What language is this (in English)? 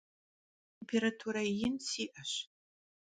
Kabardian